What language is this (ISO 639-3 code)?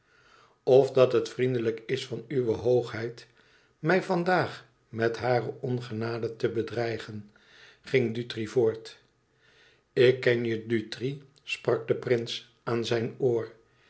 nld